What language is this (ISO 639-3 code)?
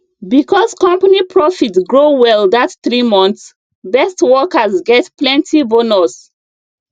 pcm